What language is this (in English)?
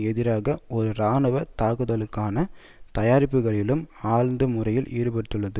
Tamil